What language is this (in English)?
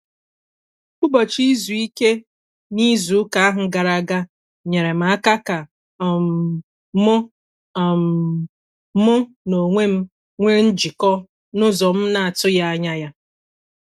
Igbo